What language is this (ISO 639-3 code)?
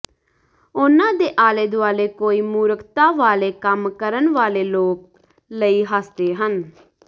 pan